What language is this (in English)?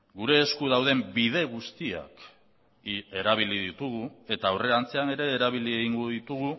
Basque